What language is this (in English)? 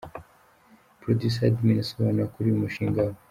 Kinyarwanda